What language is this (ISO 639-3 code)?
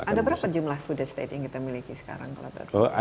ind